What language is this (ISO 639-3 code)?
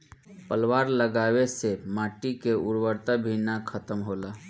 bho